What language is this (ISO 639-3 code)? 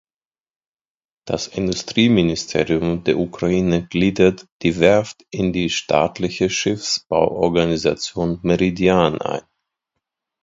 deu